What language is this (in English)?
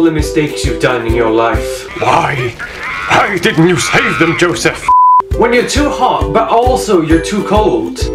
English